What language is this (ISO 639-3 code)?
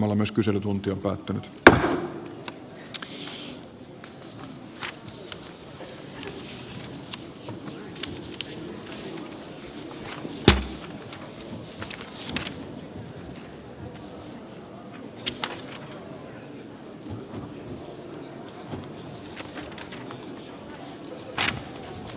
fin